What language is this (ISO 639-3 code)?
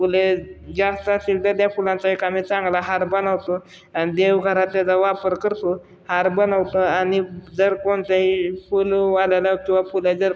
mar